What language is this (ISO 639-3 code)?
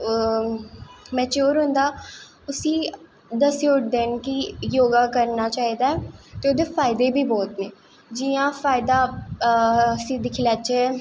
doi